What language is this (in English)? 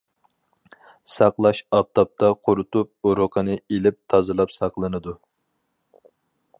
Uyghur